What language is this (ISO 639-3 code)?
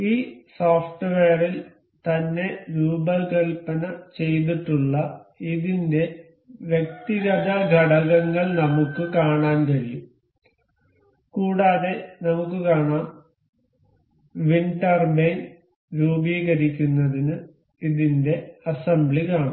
mal